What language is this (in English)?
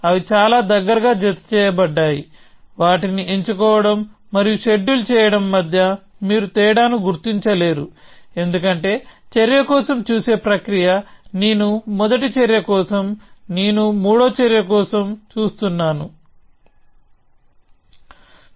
Telugu